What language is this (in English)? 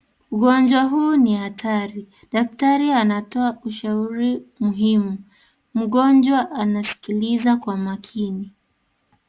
Swahili